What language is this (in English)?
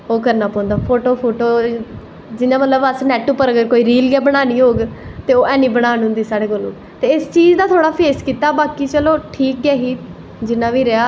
Dogri